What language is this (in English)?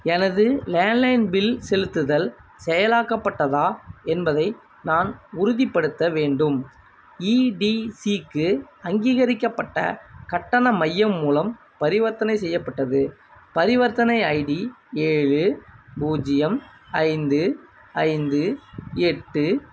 Tamil